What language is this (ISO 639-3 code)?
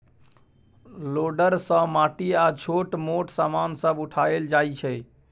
mai